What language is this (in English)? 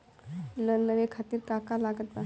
Bhojpuri